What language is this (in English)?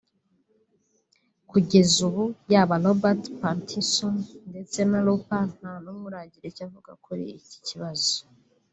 Kinyarwanda